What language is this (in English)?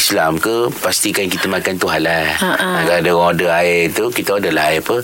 Malay